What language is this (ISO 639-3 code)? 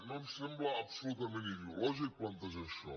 cat